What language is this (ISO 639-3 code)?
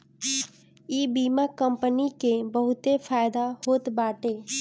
bho